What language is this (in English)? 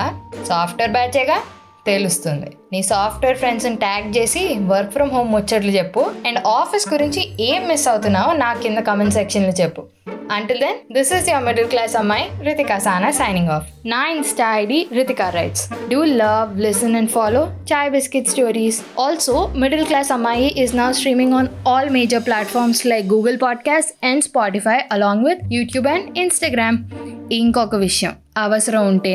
Telugu